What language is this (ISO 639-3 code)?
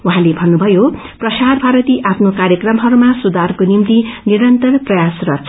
nep